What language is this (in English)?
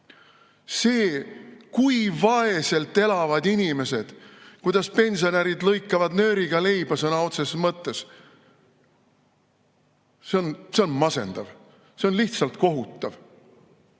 Estonian